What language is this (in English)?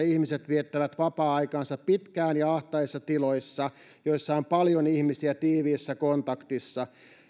Finnish